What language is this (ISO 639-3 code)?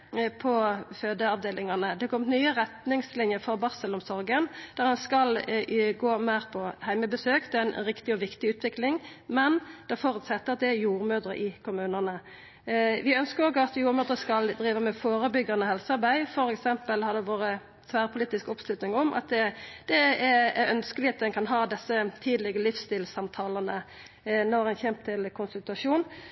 nno